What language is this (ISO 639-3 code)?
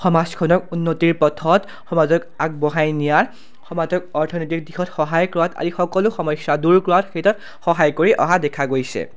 asm